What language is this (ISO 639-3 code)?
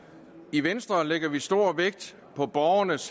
dan